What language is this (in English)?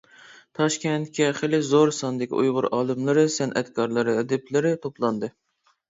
Uyghur